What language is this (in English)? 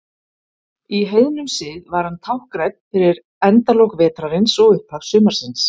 Icelandic